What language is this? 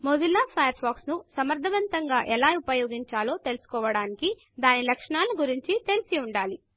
Telugu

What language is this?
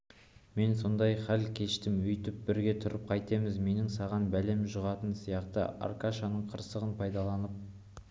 Kazakh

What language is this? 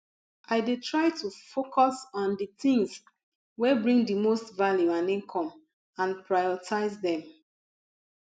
Nigerian Pidgin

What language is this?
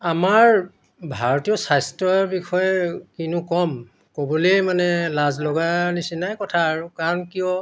Assamese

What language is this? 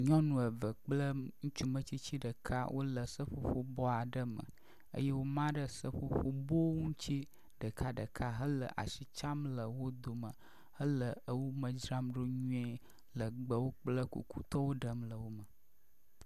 Ewe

